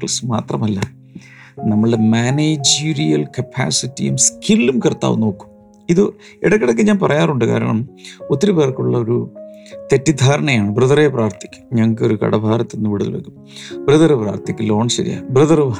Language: Malayalam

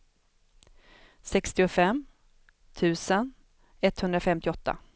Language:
Swedish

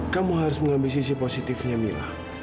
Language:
Indonesian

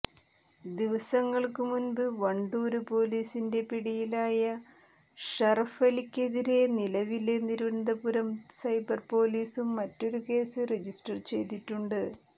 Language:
Malayalam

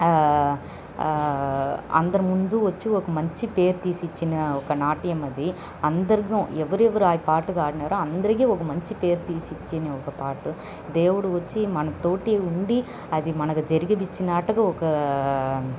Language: Telugu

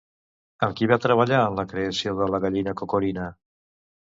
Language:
Catalan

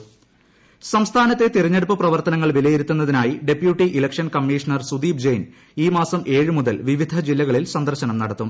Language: Malayalam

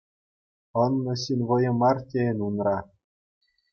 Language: Chuvash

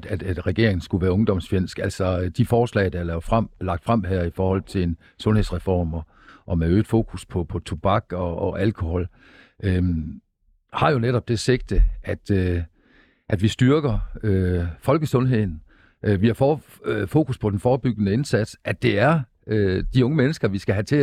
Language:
Danish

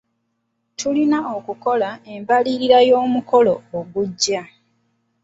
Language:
Ganda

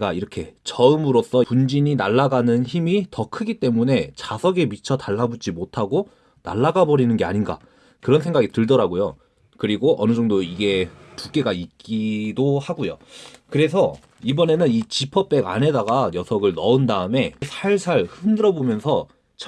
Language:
Korean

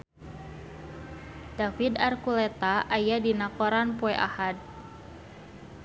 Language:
Sundanese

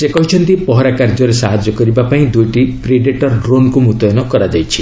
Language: Odia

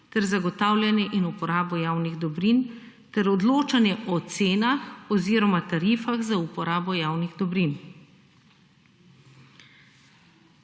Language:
Slovenian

